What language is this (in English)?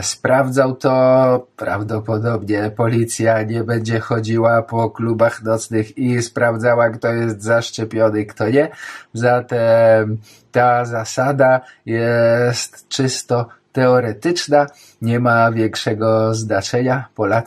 Polish